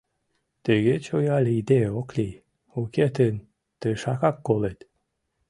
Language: Mari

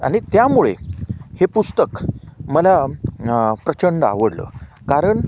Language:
Marathi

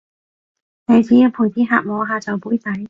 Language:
Cantonese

